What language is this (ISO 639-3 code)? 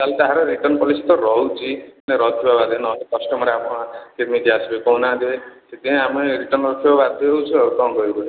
ori